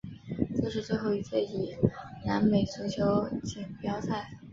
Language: Chinese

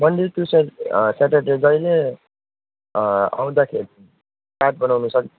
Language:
Nepali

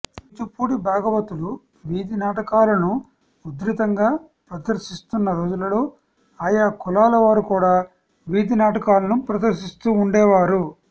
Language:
Telugu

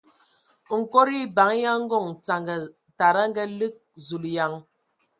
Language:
Ewondo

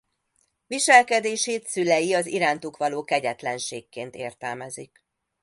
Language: Hungarian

